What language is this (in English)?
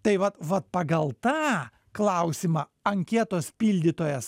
Lithuanian